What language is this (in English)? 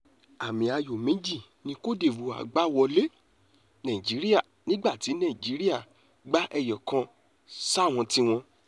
Yoruba